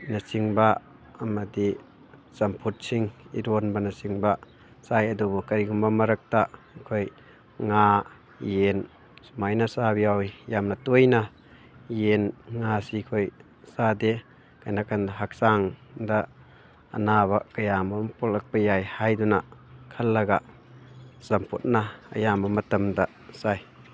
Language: Manipuri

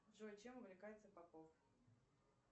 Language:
Russian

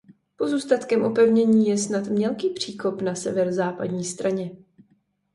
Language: Czech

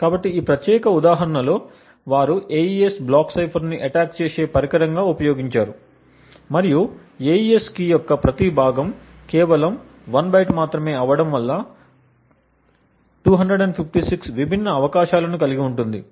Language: Telugu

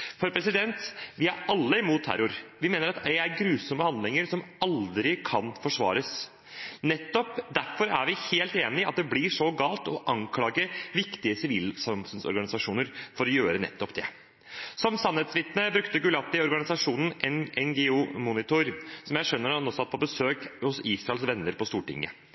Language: Norwegian Bokmål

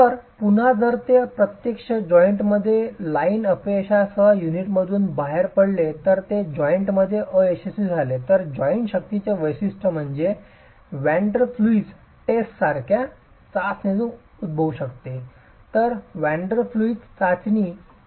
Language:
Marathi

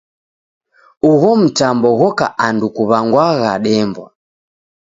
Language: Taita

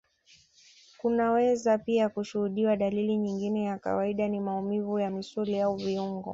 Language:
Swahili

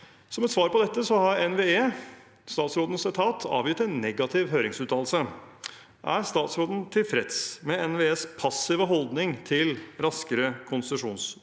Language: Norwegian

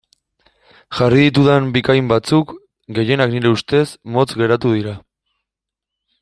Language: Basque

